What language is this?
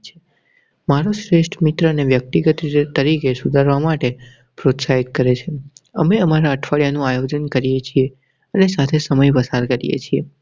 Gujarati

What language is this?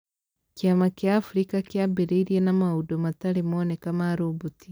Kikuyu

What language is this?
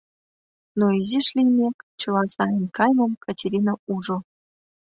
Mari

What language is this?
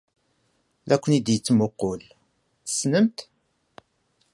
Kabyle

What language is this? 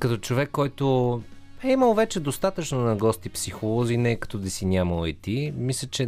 Bulgarian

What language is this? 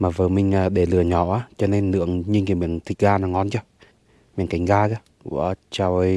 Vietnamese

